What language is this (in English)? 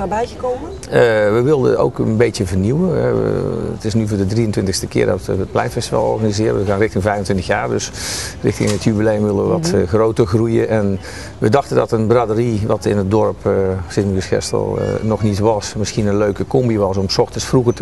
Dutch